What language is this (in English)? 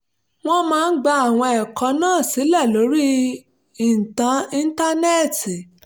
Yoruba